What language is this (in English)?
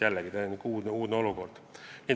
Estonian